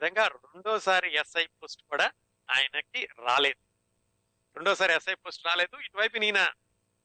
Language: Telugu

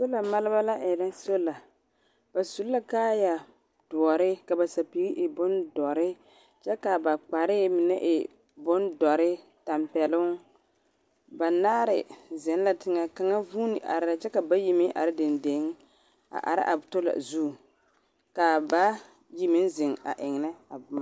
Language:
Southern Dagaare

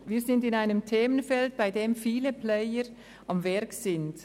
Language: Swiss German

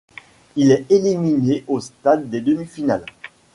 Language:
French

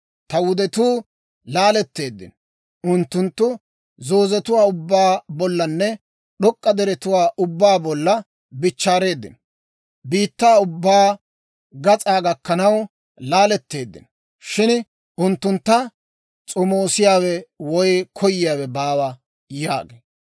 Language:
Dawro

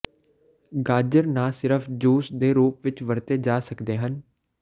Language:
Punjabi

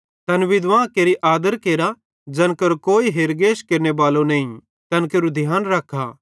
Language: Bhadrawahi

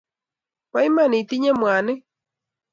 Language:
Kalenjin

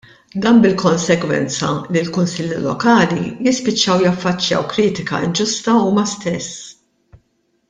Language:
Maltese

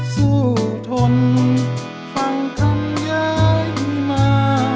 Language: Thai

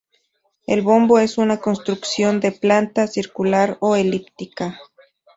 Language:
Spanish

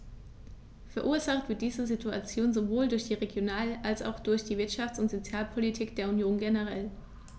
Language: German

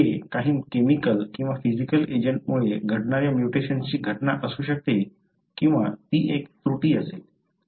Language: Marathi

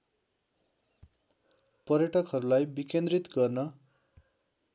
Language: Nepali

